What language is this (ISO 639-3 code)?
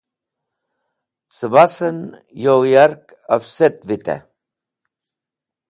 wbl